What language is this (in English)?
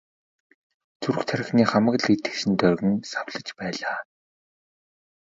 Mongolian